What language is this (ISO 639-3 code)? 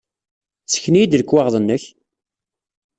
kab